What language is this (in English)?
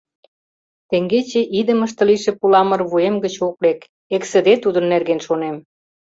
Mari